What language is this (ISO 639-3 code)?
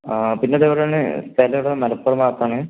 mal